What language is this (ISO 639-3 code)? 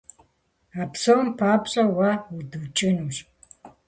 kbd